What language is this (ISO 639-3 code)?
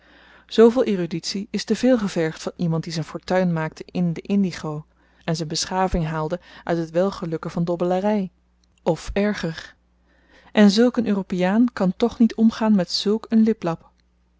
nld